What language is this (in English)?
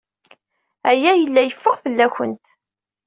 Kabyle